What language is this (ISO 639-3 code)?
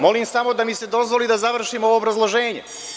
srp